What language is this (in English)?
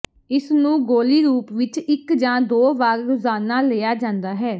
Punjabi